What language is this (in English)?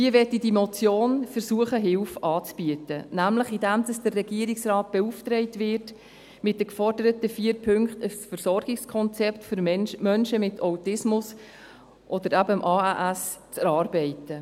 Swiss German